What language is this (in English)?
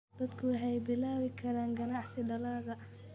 Somali